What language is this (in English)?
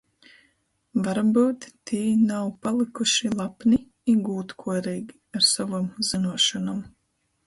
Latgalian